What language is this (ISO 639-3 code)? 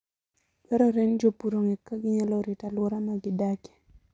luo